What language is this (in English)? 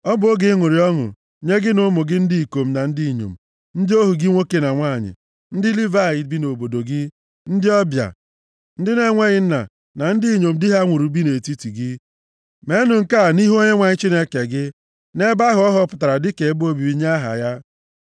Igbo